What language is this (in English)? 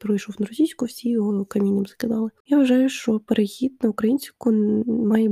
Ukrainian